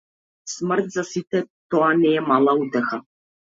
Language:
Macedonian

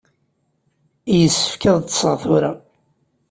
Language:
Kabyle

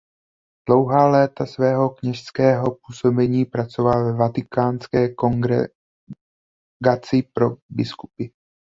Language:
Czech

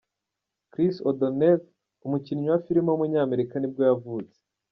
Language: Kinyarwanda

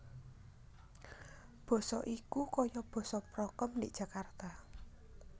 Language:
Javanese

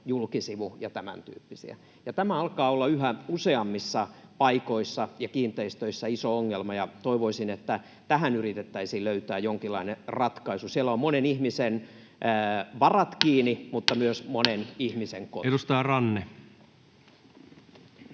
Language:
Finnish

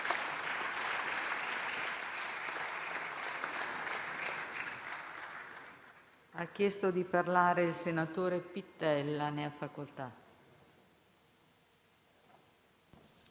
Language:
Italian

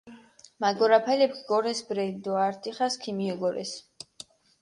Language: Mingrelian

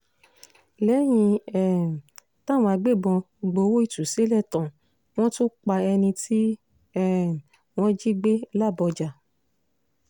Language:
Yoruba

